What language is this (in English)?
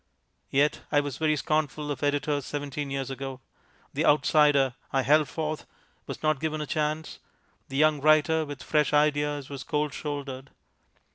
English